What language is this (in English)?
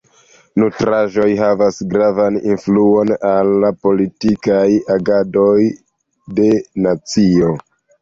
Esperanto